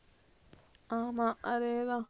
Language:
Tamil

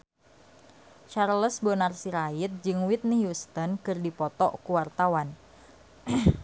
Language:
Sundanese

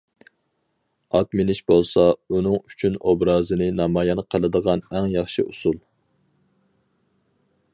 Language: Uyghur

